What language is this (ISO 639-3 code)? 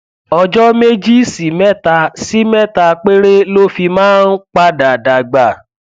yor